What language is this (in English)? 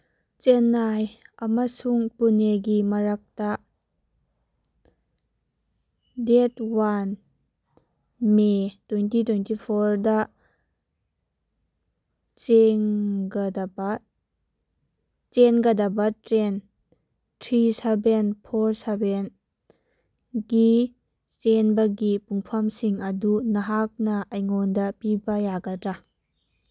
Manipuri